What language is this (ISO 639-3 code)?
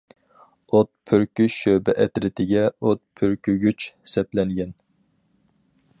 uig